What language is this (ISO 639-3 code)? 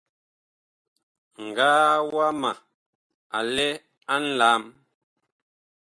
bkh